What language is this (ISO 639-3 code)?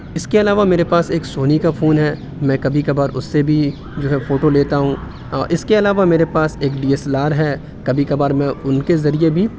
urd